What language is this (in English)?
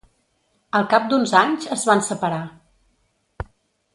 Catalan